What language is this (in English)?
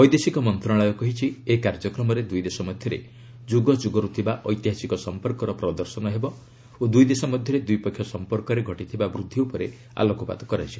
Odia